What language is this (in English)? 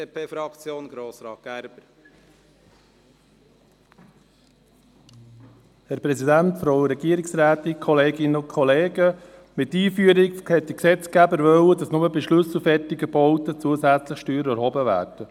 Swiss German